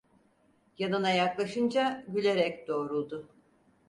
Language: Turkish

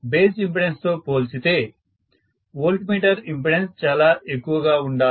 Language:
Telugu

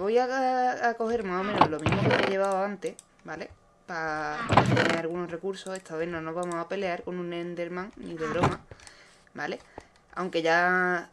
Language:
Spanish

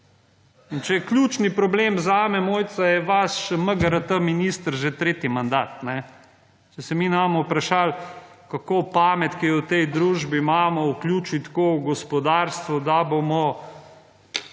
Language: Slovenian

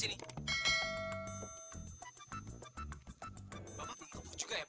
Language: Indonesian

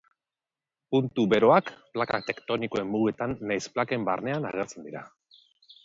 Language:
Basque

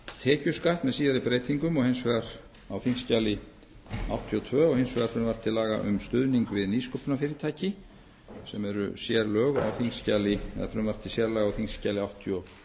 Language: Icelandic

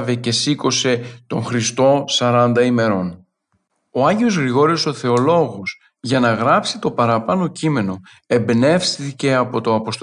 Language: Greek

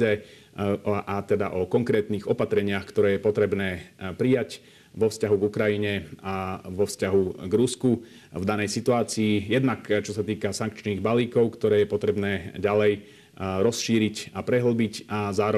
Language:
Slovak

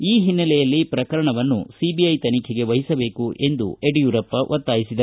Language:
Kannada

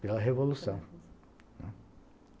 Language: Portuguese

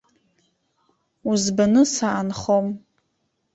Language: Abkhazian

